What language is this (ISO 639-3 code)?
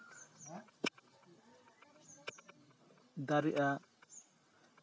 sat